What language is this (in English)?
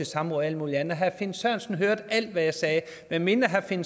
Danish